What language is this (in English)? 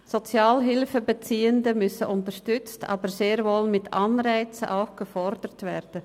Swiss German